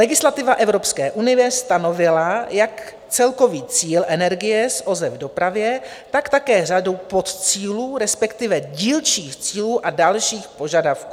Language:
Czech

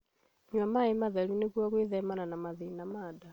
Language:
Kikuyu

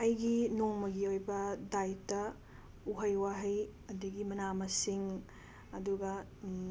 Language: Manipuri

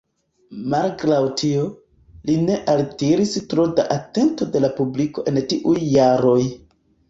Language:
Esperanto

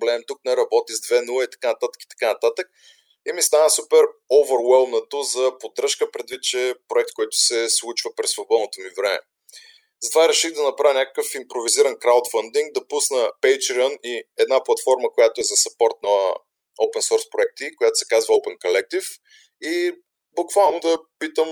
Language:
Bulgarian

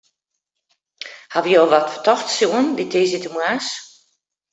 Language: Western Frisian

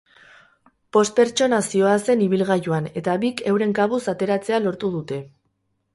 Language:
Basque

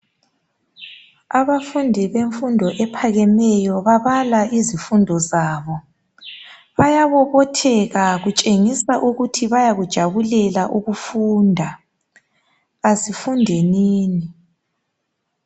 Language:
North Ndebele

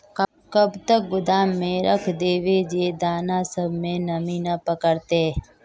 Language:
Magahi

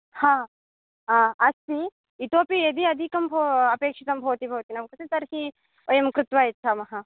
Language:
Sanskrit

